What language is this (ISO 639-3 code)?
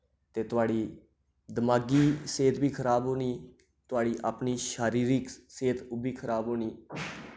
doi